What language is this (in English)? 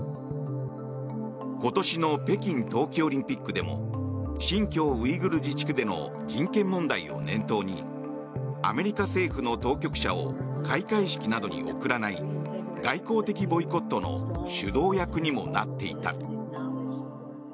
Japanese